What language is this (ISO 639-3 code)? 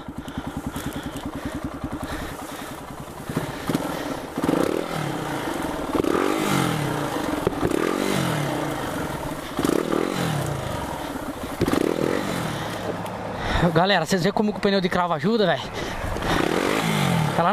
por